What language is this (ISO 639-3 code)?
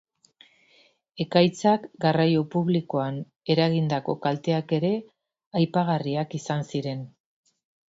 eus